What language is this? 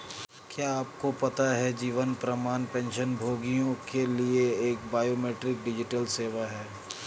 Hindi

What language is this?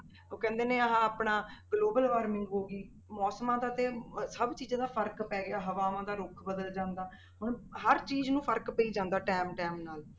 Punjabi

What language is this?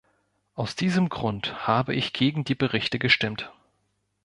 German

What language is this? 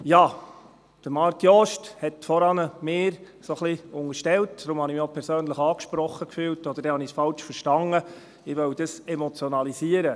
Swiss German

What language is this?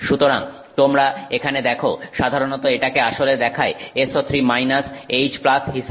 Bangla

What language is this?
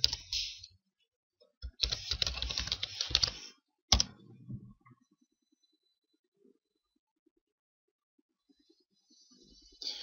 Bulgarian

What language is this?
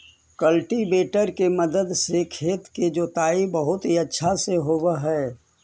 Magahi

